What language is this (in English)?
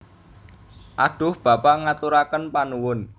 Javanese